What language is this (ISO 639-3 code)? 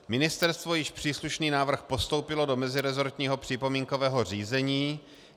ces